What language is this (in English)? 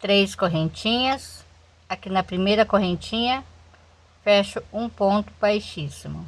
Portuguese